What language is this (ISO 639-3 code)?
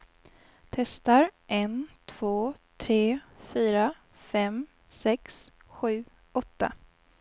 swe